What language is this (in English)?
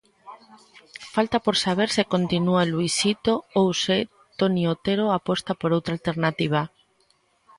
Galician